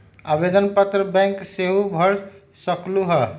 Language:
Magahi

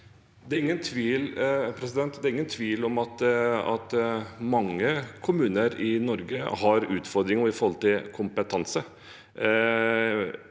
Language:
Norwegian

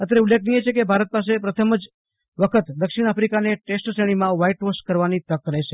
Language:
Gujarati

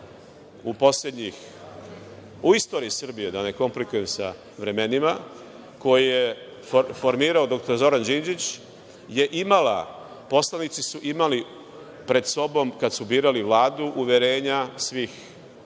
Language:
Serbian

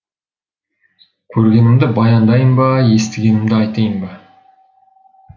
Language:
Kazakh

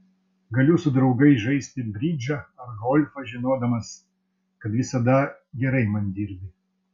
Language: Lithuanian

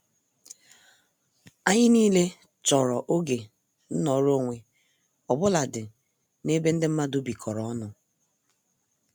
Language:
Igbo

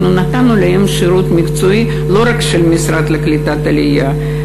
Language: Hebrew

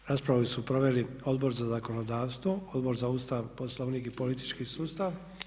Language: Croatian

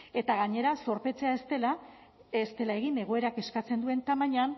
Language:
Basque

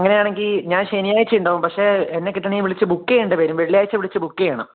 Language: Malayalam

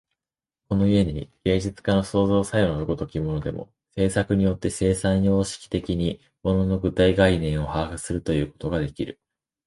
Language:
Japanese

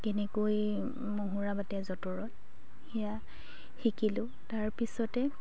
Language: Assamese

